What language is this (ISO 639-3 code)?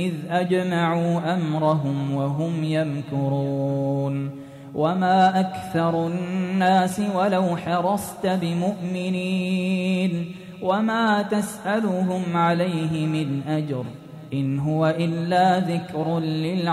ara